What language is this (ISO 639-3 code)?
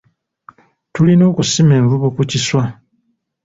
lug